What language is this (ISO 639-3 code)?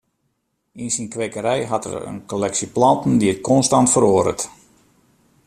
fry